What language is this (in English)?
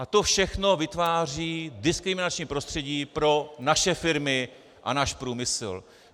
Czech